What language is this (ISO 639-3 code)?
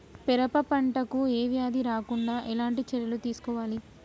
tel